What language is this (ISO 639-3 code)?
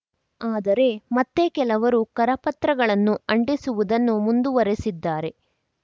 kan